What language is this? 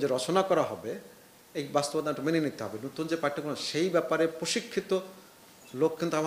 Romanian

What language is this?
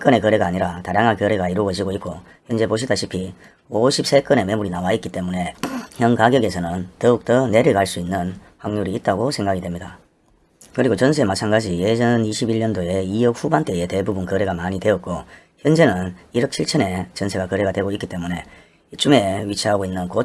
Korean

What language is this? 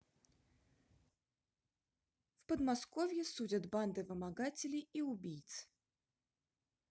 Russian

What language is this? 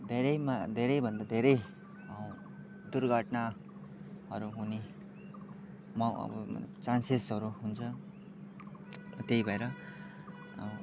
Nepali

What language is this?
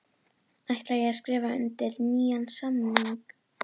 Icelandic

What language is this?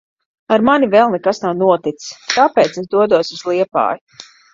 Latvian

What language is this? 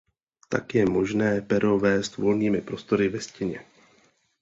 Czech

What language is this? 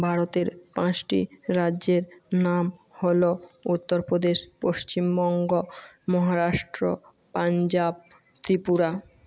Bangla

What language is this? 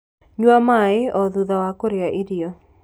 Kikuyu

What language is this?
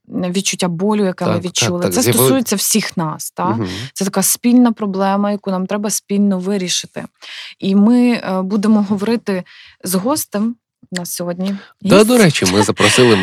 Ukrainian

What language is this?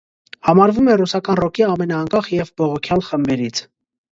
Armenian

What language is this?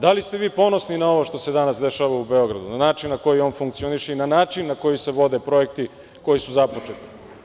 Serbian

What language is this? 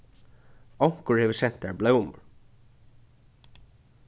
Faroese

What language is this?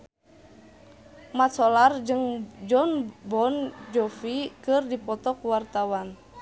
Sundanese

